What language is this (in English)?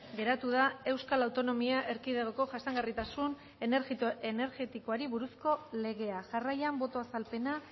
Basque